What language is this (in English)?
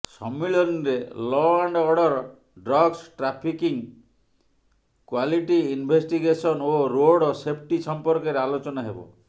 Odia